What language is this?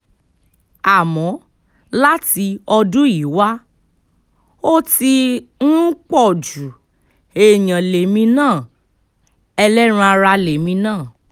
Yoruba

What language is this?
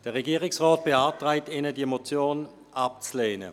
Swiss German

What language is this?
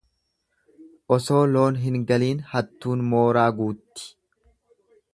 Oromo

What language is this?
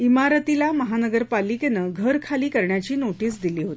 Marathi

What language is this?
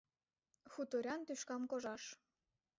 Mari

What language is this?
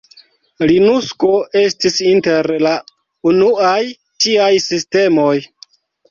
Esperanto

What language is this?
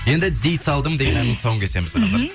Kazakh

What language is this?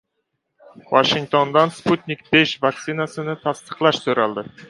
Uzbek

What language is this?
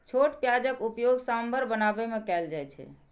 Maithili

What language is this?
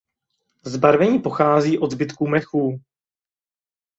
Czech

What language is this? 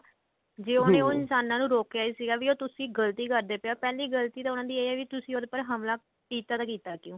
Punjabi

